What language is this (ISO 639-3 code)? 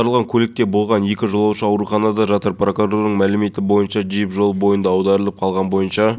kaz